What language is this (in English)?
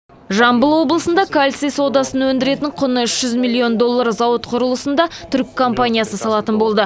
Kazakh